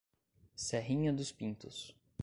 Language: Portuguese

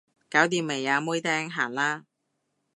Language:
Cantonese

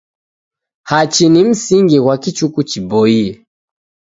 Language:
Taita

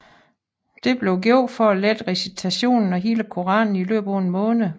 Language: Danish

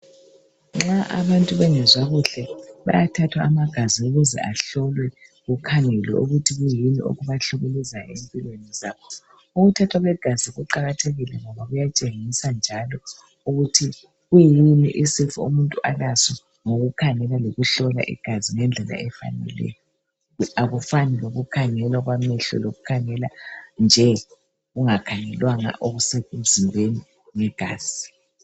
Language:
North Ndebele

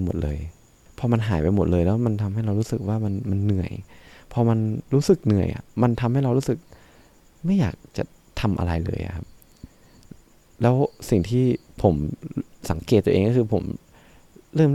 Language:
Thai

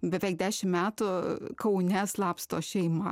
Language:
Lithuanian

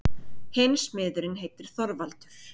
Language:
Icelandic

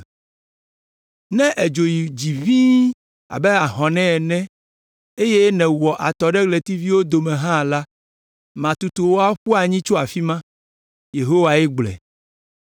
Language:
Ewe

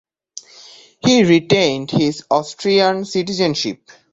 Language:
English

